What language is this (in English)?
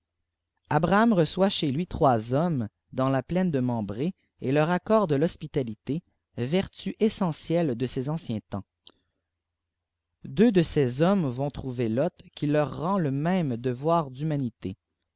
French